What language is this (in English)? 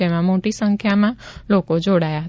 Gujarati